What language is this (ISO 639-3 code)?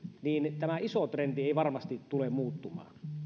fin